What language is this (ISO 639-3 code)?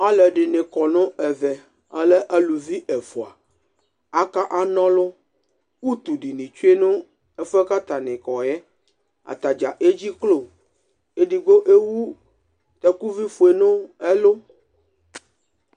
kpo